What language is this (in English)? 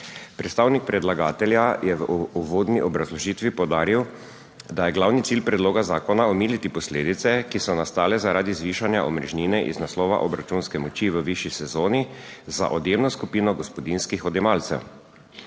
Slovenian